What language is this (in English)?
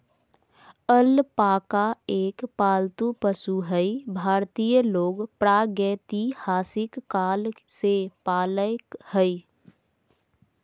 Magahi